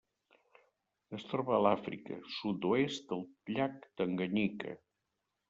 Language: Catalan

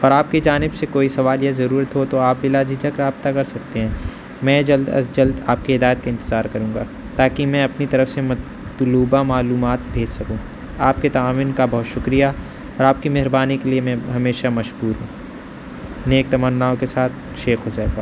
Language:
Urdu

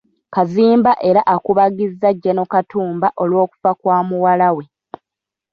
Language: Ganda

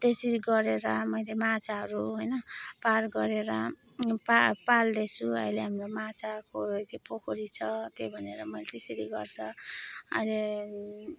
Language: Nepali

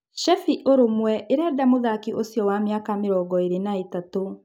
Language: Kikuyu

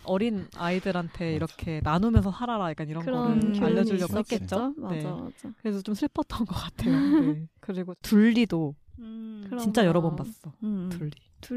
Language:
Korean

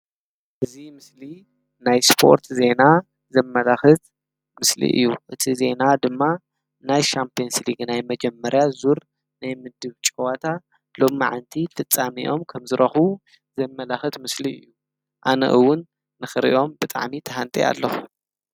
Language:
Tigrinya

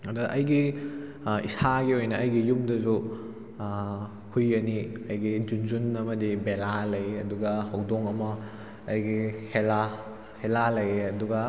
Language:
Manipuri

